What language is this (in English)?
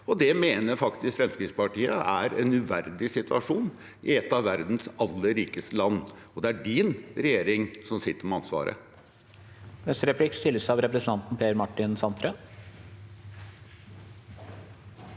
Norwegian